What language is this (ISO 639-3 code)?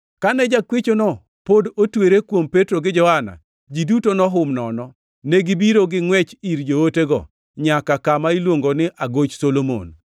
luo